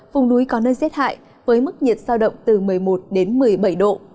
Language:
Vietnamese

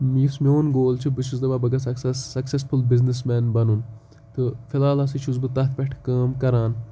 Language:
Kashmiri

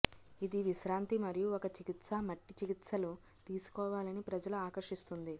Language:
Telugu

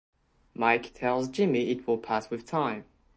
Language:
English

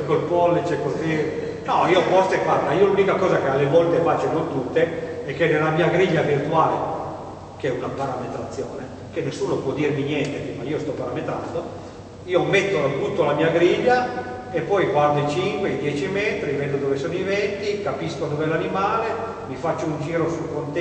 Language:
Italian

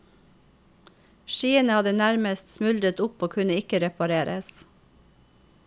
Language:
Norwegian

